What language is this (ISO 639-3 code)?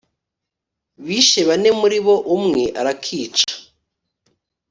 kin